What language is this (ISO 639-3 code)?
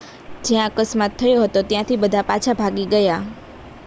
guj